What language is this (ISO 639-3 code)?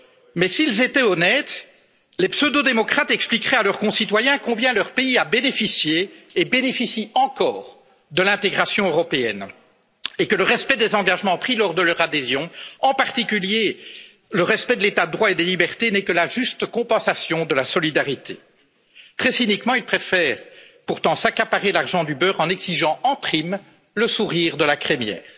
fra